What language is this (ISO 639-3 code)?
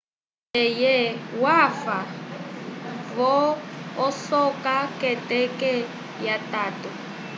umb